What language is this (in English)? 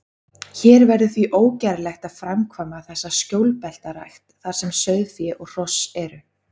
Icelandic